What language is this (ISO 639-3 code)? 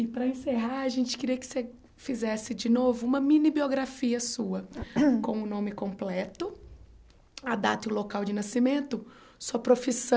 por